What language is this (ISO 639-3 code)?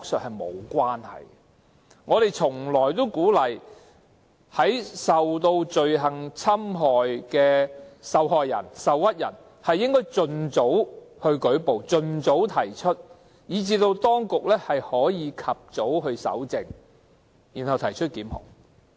yue